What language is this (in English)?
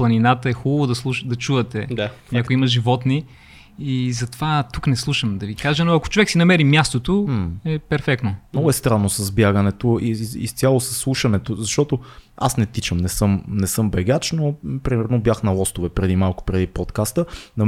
Bulgarian